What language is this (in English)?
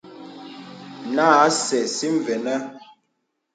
Bebele